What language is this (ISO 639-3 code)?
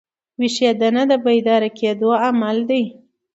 pus